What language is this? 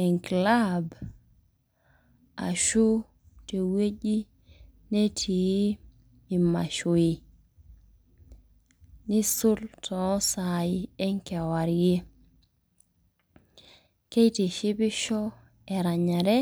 Masai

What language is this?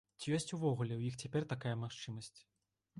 Belarusian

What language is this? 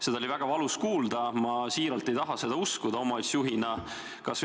Estonian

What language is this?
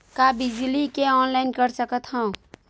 Chhattisgarhi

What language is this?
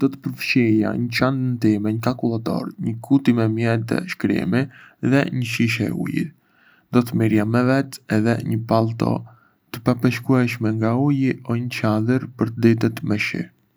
Arbëreshë Albanian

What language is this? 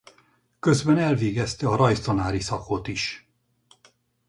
Hungarian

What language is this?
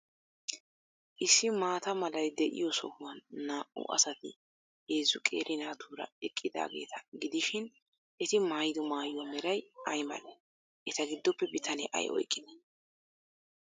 Wolaytta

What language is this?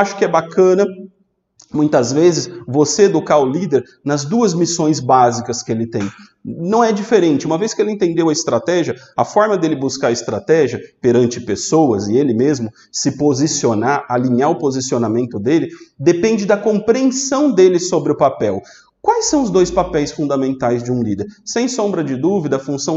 Portuguese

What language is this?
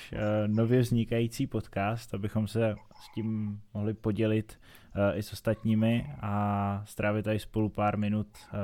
Czech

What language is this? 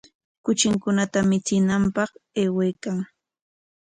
Corongo Ancash Quechua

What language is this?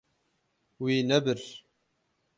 Kurdish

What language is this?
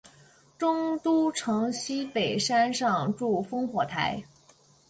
Chinese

